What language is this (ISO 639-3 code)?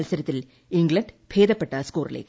mal